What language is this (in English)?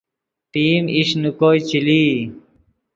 Yidgha